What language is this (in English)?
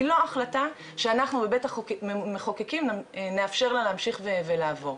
Hebrew